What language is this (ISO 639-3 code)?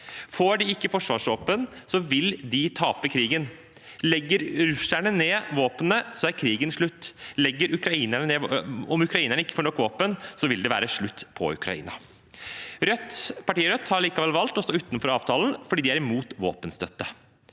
nor